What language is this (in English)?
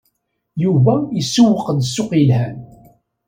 Kabyle